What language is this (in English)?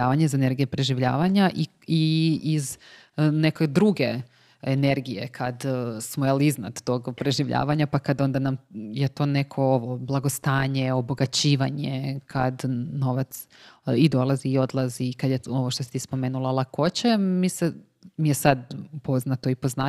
Croatian